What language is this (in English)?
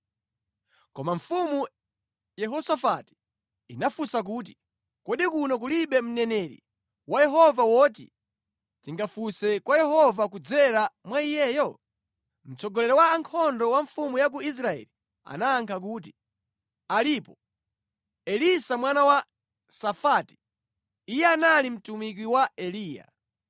Nyanja